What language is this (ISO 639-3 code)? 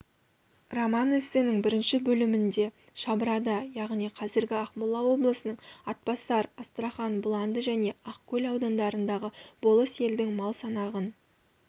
kaz